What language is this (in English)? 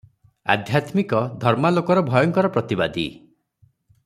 Odia